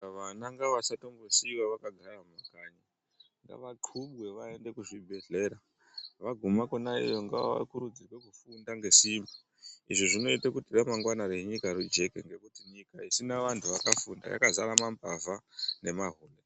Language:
Ndau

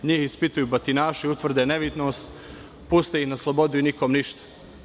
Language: Serbian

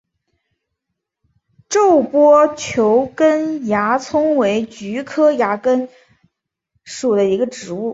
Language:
Chinese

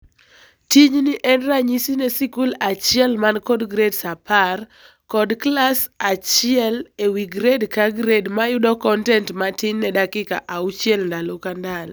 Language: Luo (Kenya and Tanzania)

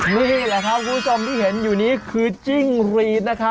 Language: Thai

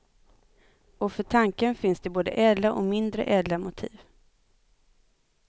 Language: Swedish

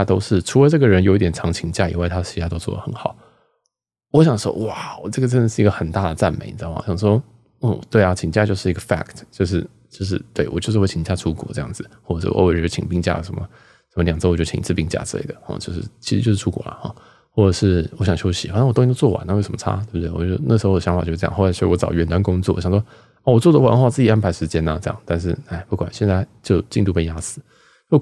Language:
Chinese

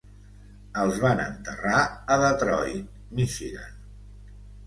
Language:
Catalan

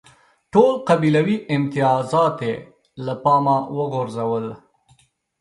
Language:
Pashto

